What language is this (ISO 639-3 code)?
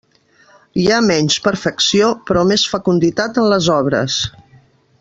cat